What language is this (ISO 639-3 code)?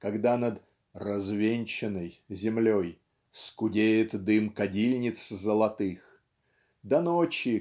rus